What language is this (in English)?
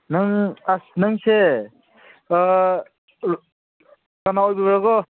Manipuri